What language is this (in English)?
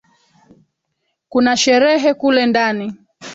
Swahili